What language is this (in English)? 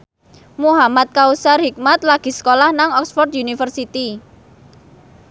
Javanese